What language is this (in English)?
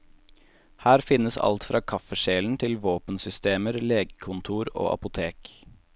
Norwegian